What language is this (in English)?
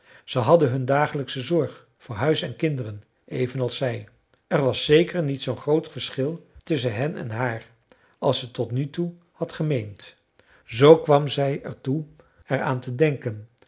Dutch